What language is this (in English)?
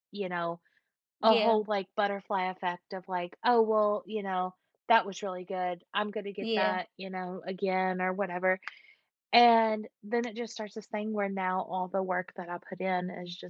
English